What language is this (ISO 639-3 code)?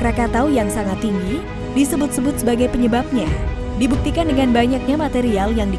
ind